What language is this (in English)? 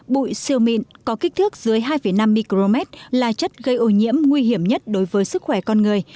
Vietnamese